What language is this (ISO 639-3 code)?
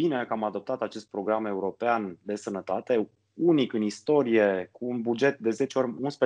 ron